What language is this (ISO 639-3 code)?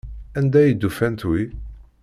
kab